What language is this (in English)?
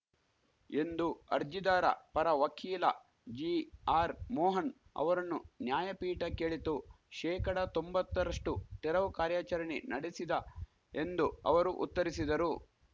Kannada